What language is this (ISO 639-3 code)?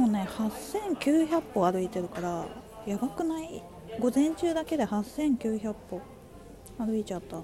jpn